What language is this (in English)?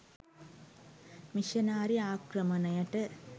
Sinhala